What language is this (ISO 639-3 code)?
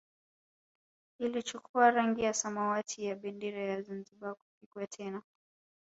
swa